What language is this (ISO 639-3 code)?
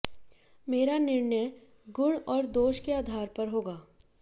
hin